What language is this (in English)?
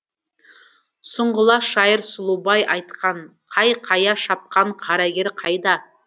Kazakh